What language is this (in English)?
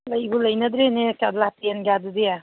Manipuri